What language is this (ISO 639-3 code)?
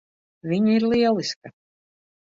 lav